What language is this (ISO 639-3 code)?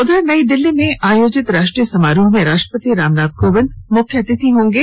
hin